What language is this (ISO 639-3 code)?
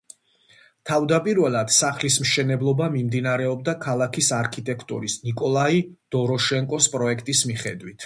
kat